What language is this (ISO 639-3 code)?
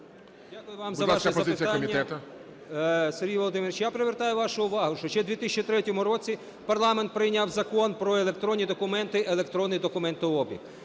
ukr